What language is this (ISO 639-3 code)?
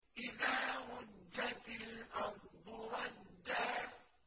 ara